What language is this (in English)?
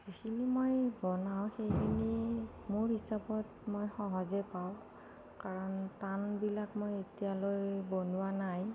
Assamese